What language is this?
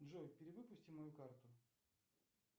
Russian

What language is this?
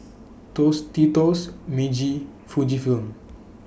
English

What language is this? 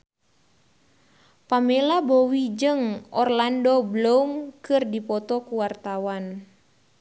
Sundanese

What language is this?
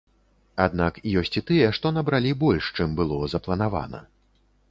Belarusian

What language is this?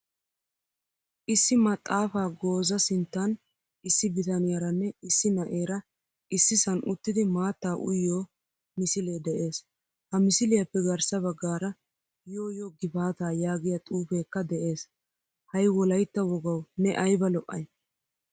Wolaytta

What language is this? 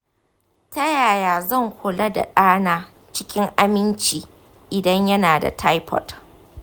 Hausa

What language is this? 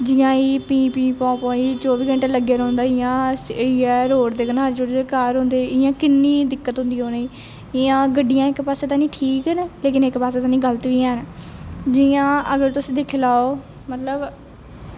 Dogri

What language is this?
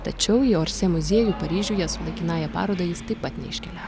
Lithuanian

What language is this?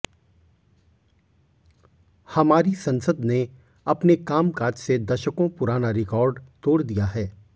Hindi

